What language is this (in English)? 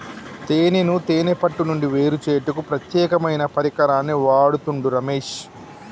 Telugu